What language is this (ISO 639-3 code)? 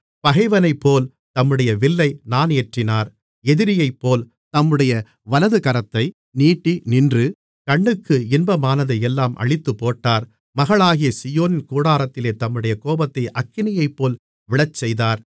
tam